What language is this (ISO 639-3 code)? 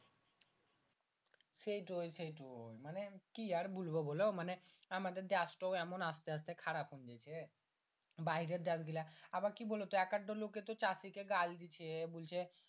ben